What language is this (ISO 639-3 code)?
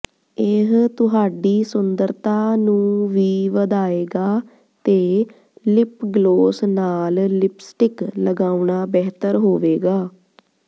pan